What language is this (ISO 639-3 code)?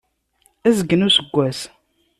kab